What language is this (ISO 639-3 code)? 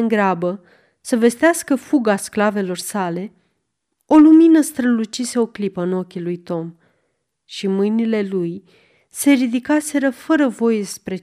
ron